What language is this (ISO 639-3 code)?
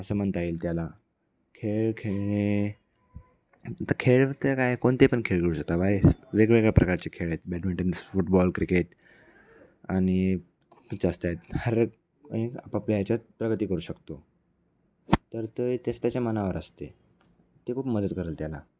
mar